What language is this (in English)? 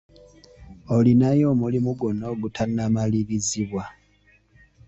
Ganda